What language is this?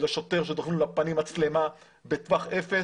Hebrew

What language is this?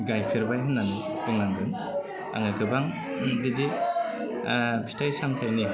Bodo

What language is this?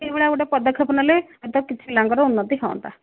Odia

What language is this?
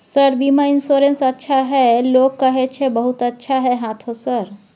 Maithili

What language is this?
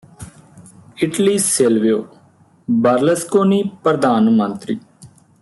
Punjabi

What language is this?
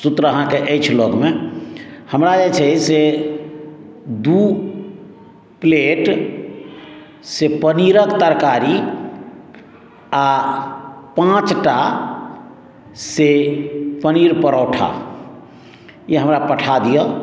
Maithili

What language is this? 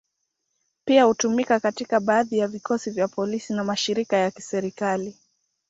Swahili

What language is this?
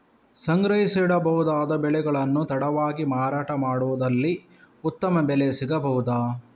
Kannada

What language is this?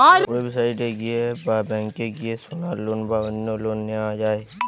Bangla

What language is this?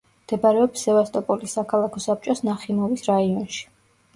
Georgian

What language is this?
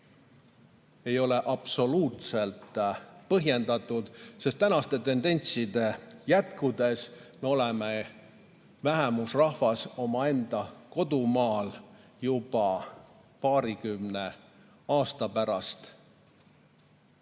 Estonian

